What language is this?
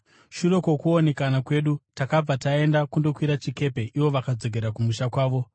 Shona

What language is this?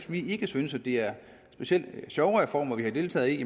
Danish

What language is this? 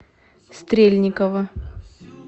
Russian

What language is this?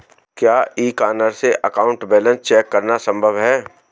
Hindi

